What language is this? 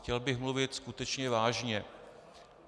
Czech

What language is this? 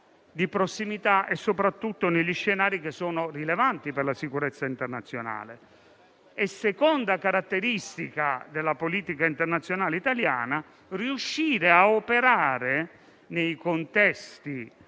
Italian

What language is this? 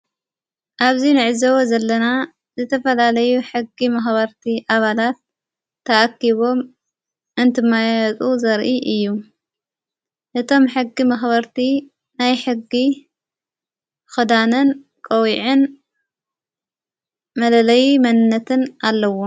Tigrinya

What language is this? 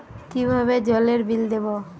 Bangla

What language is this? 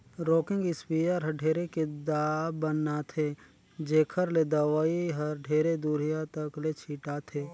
Chhattisgarhi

